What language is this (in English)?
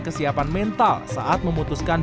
Indonesian